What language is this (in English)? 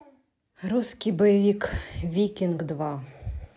Russian